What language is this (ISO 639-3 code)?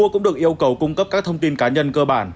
vie